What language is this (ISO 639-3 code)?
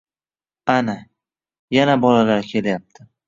uzb